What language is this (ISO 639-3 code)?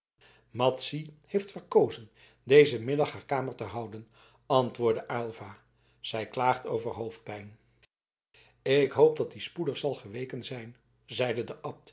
nld